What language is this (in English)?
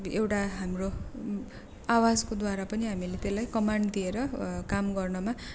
Nepali